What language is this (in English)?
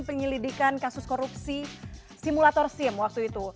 Indonesian